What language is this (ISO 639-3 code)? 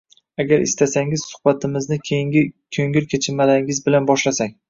uzb